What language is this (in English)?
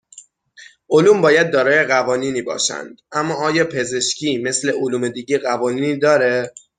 Persian